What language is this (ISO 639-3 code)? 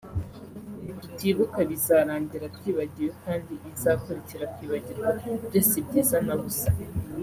kin